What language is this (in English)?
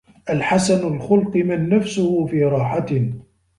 Arabic